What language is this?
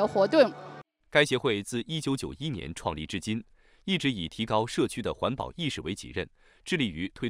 Chinese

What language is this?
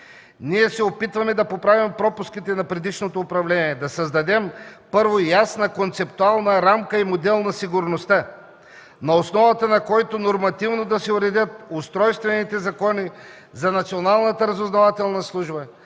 Bulgarian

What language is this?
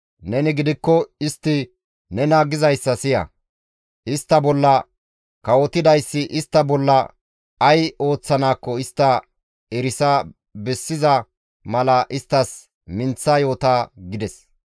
Gamo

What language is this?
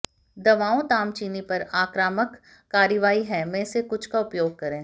Hindi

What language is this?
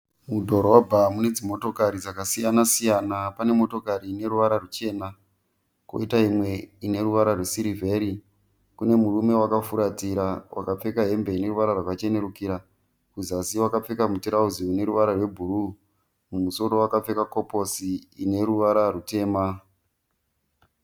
Shona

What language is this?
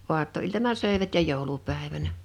Finnish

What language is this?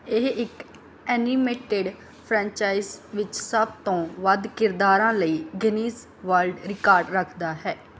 Punjabi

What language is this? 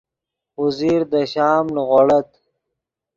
Yidgha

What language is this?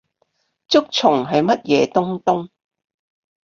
Cantonese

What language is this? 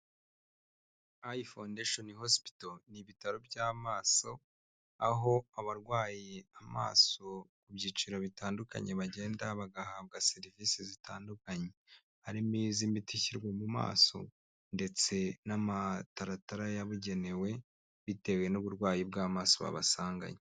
Kinyarwanda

